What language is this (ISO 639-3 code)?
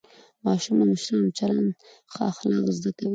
pus